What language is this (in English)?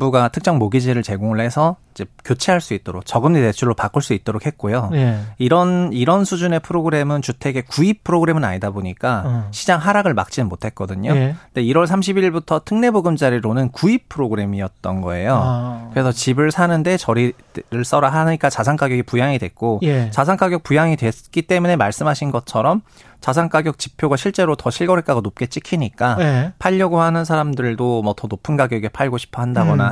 Korean